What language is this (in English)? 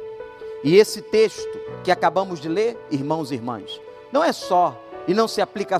Portuguese